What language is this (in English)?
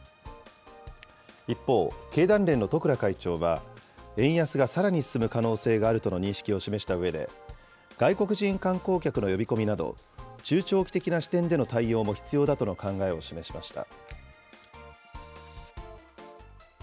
Japanese